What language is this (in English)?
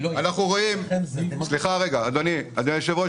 Hebrew